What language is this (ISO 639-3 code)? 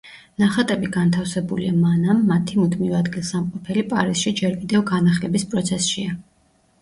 kat